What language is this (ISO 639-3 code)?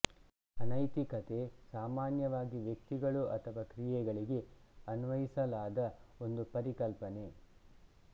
kan